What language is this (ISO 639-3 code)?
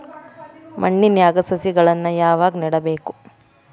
kan